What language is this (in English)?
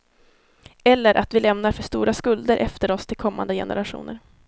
Swedish